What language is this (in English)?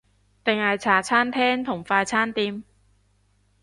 Cantonese